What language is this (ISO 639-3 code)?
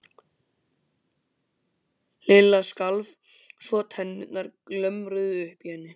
isl